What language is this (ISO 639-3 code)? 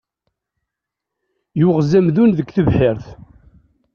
kab